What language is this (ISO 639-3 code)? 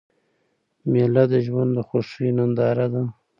pus